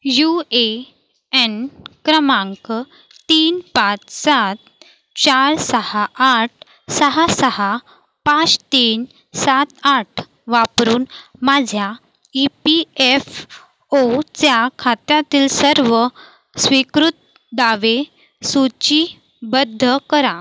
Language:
Marathi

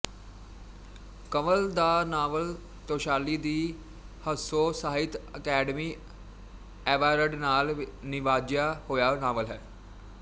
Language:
Punjabi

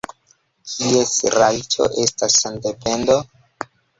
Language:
Esperanto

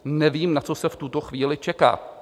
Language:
Czech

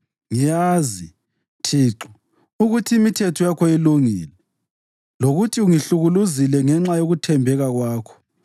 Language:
North Ndebele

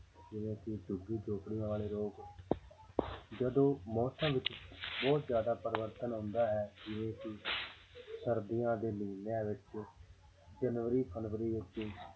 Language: Punjabi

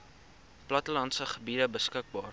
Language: Afrikaans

